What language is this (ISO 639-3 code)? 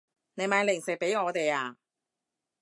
yue